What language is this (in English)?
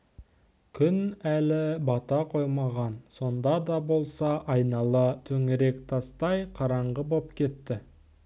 Kazakh